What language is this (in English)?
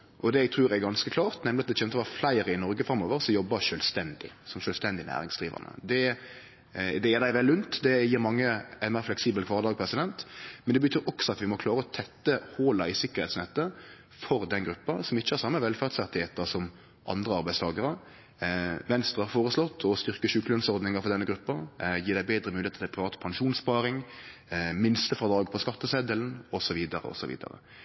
Norwegian Nynorsk